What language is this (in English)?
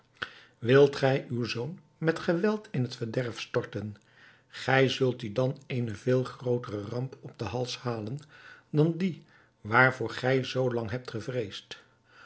Dutch